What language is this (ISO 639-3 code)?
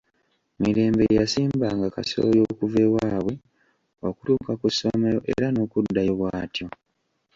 lug